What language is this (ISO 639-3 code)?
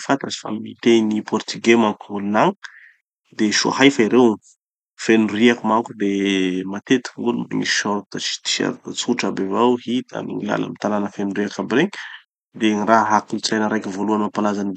txy